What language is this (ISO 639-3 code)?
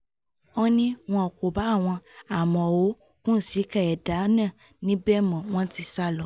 yor